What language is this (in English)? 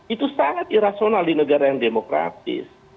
Indonesian